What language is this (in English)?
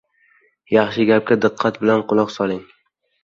Uzbek